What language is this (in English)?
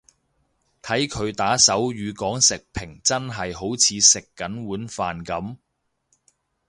Cantonese